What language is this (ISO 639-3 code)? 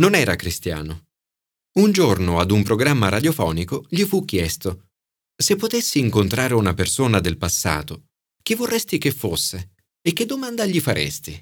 ita